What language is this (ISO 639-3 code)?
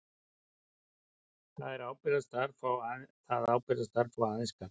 isl